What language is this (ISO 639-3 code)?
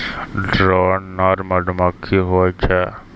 mai